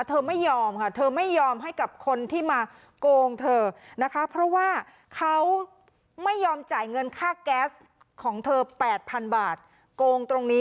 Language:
Thai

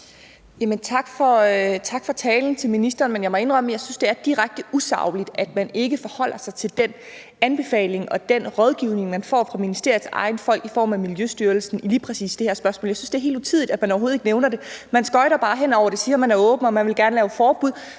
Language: Danish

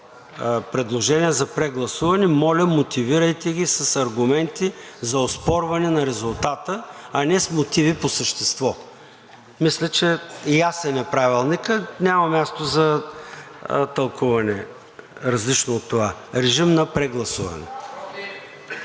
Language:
Bulgarian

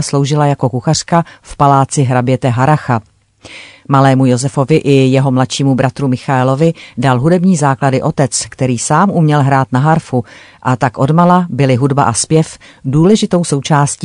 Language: Czech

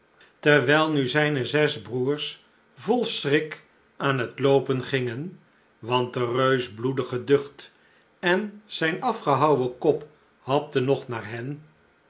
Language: Dutch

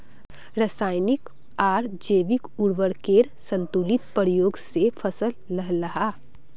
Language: Magahi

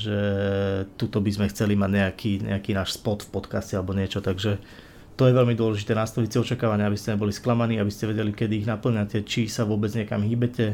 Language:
Slovak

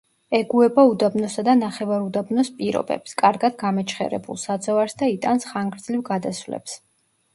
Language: Georgian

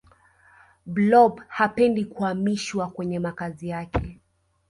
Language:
Swahili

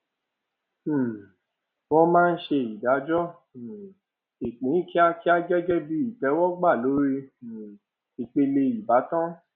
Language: Yoruba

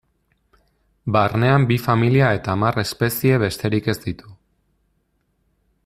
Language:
Basque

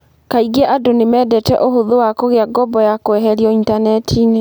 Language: Kikuyu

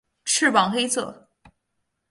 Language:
Chinese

